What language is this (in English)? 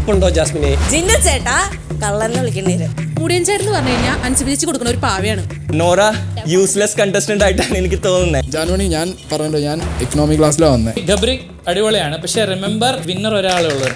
Thai